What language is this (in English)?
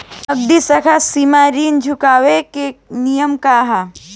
Bhojpuri